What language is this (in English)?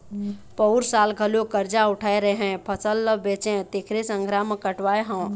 Chhattisgarhi